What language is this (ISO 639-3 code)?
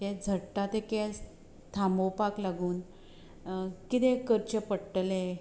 kok